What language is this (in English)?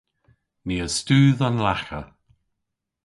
Cornish